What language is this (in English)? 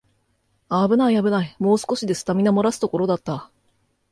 Japanese